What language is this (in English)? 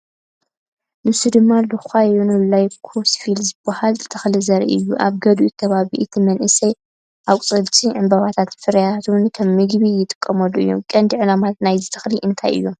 Tigrinya